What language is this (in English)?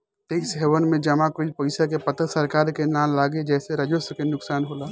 Bhojpuri